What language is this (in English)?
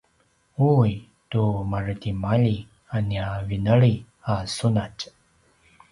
Paiwan